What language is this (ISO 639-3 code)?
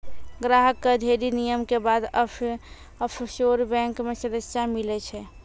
mai